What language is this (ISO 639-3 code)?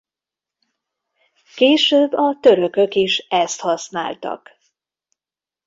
hun